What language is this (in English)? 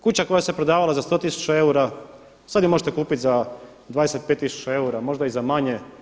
Croatian